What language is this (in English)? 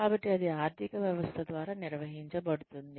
Telugu